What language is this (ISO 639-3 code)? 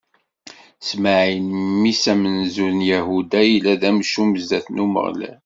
kab